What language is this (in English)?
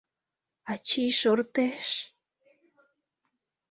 Mari